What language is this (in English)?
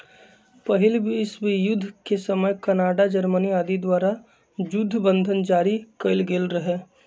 Magahi